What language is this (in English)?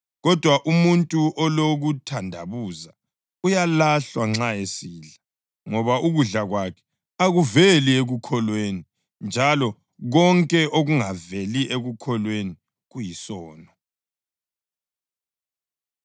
North Ndebele